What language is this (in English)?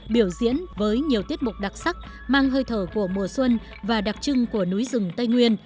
Vietnamese